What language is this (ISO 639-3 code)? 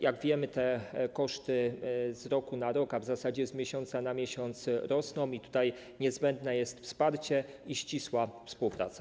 pol